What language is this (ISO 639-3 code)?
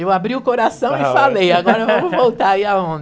por